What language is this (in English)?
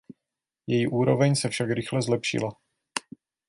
Czech